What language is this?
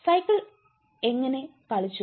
Malayalam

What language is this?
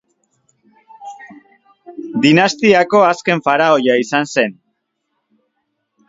Basque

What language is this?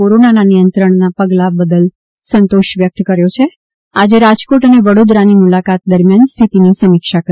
Gujarati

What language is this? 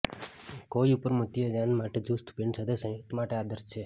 Gujarati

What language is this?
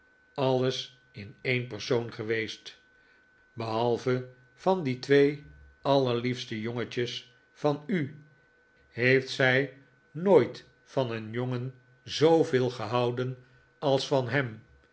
Dutch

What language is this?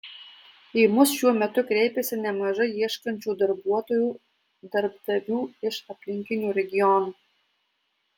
Lithuanian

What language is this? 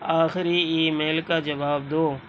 Urdu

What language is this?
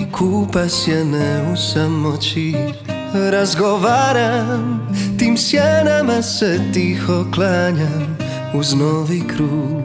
Croatian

